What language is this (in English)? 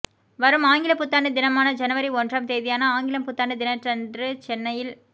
Tamil